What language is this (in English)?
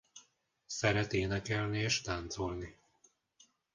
Hungarian